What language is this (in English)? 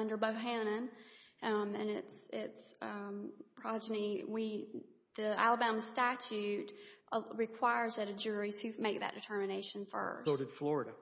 English